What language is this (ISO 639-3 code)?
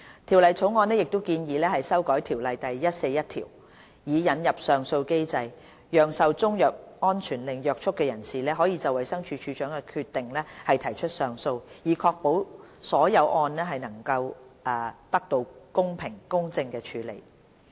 yue